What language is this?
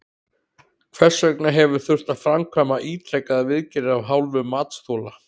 Icelandic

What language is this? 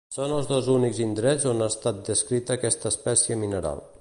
Catalan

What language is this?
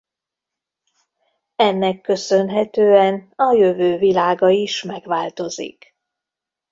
Hungarian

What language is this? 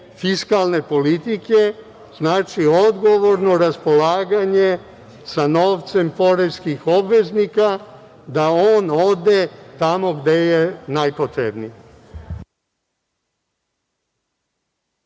Serbian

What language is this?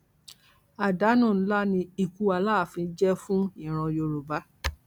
Yoruba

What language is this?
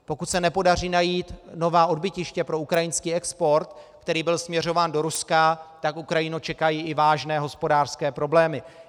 Czech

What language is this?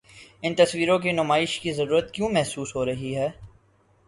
Urdu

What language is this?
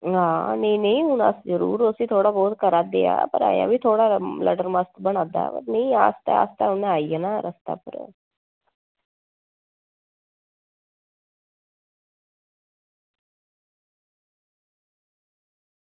Dogri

